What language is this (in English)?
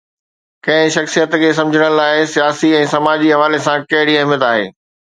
Sindhi